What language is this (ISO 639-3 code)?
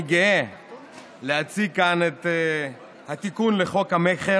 heb